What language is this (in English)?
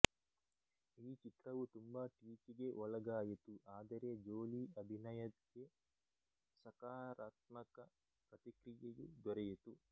Kannada